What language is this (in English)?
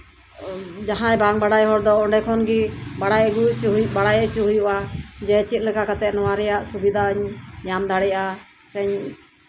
Santali